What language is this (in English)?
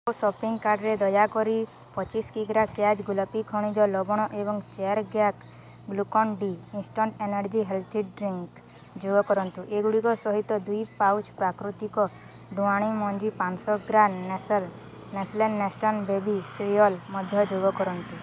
Odia